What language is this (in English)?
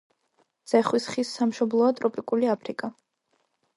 Georgian